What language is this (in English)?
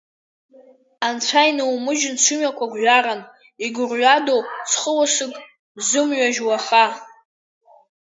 Abkhazian